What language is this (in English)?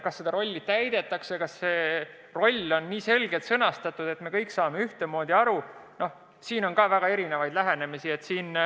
Estonian